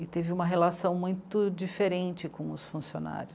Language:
Portuguese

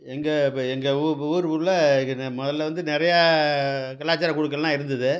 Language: Tamil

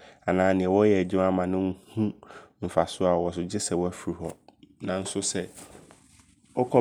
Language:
Abron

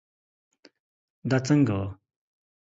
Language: Pashto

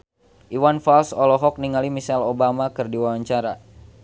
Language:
Sundanese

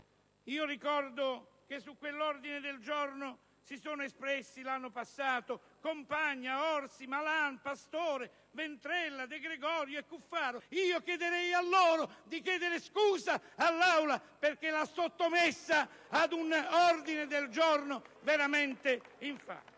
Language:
Italian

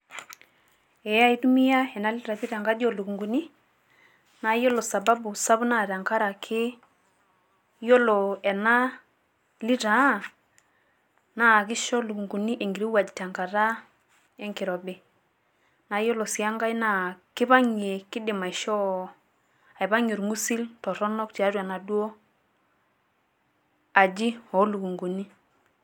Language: Masai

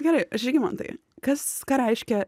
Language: Lithuanian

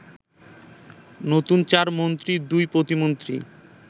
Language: Bangla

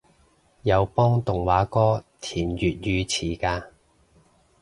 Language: Cantonese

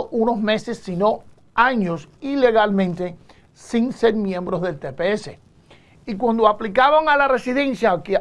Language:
Spanish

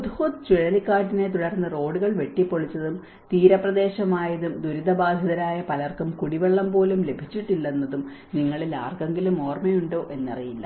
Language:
Malayalam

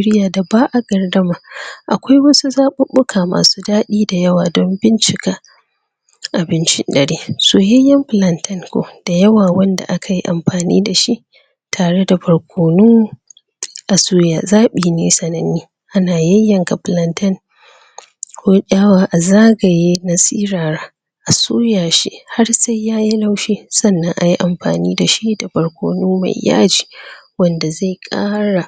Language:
Hausa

